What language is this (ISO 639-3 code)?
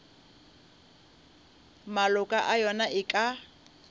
nso